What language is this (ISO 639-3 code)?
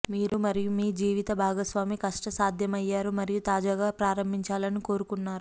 tel